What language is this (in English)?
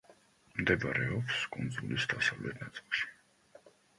Georgian